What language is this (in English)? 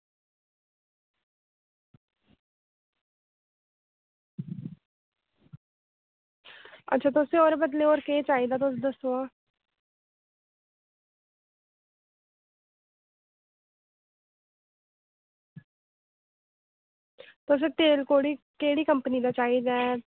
Dogri